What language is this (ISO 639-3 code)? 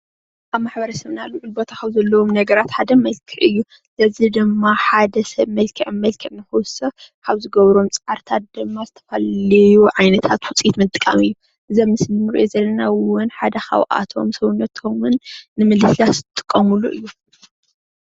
tir